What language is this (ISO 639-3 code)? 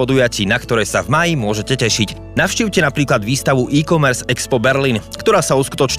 slk